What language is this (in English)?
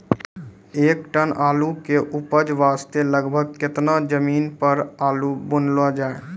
Maithili